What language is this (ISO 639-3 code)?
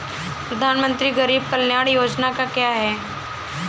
hin